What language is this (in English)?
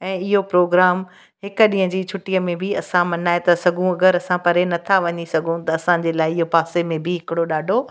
Sindhi